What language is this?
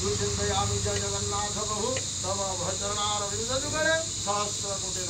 Arabic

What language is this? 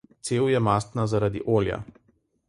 Slovenian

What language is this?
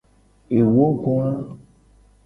Gen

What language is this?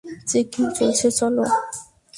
Bangla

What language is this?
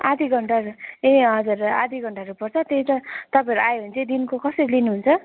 Nepali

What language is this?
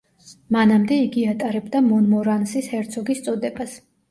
Georgian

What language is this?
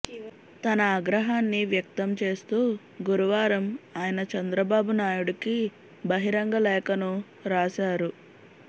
Telugu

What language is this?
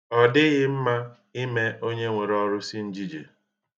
Igbo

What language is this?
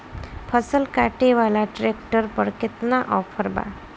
Bhojpuri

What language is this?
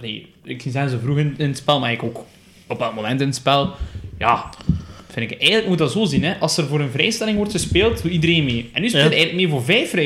Dutch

